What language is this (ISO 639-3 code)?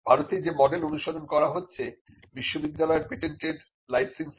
ben